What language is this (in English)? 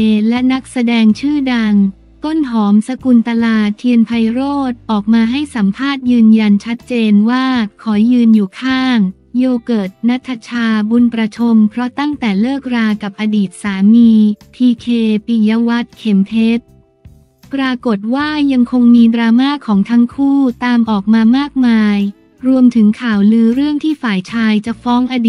Thai